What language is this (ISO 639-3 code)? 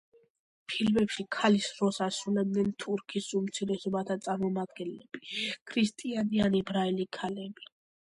kat